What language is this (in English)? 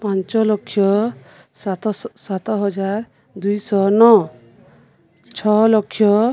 Odia